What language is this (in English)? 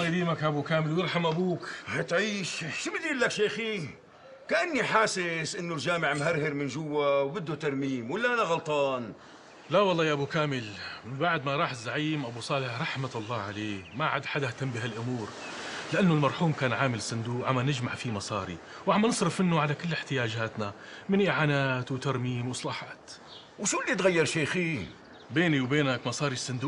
Arabic